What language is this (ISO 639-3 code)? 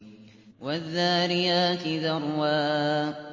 ara